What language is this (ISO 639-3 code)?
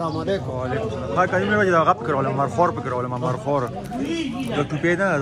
ara